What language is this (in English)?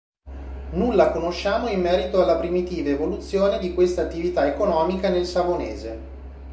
Italian